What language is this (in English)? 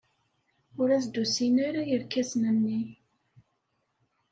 Kabyle